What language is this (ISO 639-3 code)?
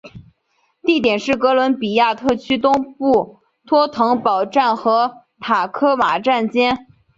zho